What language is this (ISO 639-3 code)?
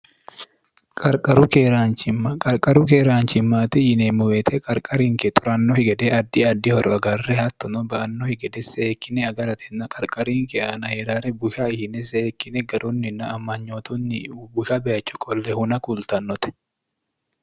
sid